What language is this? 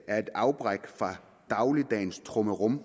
Danish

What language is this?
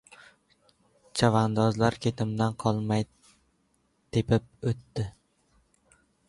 Uzbek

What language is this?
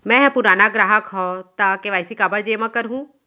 Chhattisgarhi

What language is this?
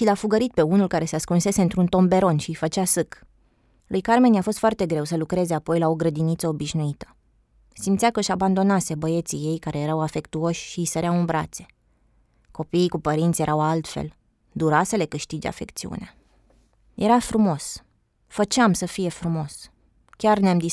Romanian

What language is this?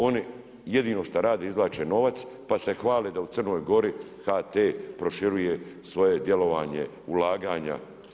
Croatian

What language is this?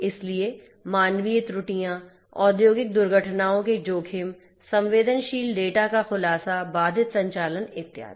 Hindi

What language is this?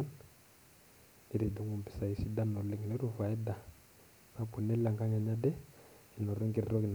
Masai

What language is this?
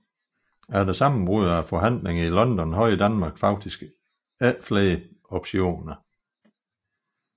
Danish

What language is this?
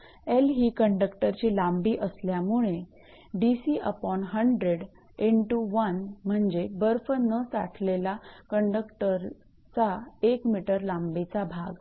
Marathi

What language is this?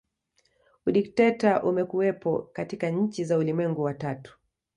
Swahili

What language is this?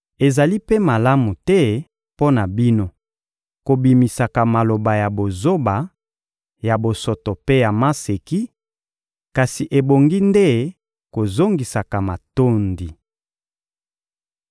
Lingala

